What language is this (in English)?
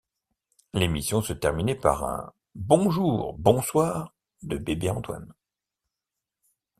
French